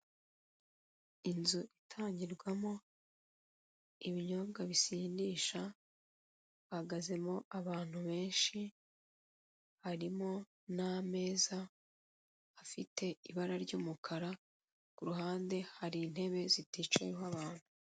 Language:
Kinyarwanda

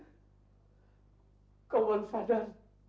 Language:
Indonesian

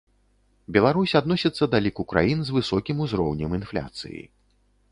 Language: Belarusian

